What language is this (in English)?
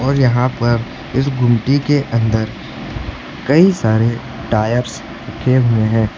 Hindi